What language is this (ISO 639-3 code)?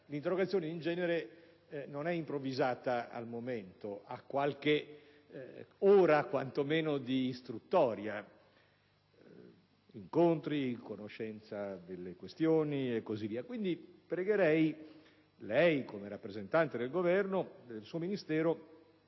ita